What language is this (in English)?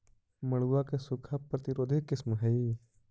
Magahi